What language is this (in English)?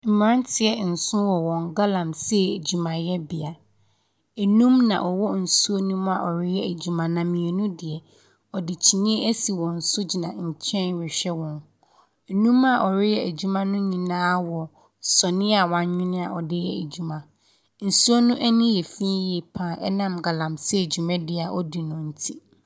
Akan